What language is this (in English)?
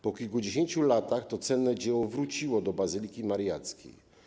Polish